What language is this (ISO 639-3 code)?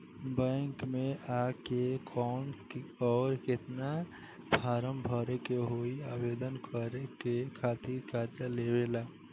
bho